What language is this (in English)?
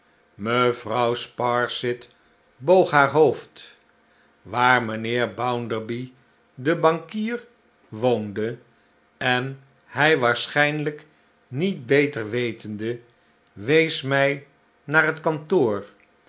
Dutch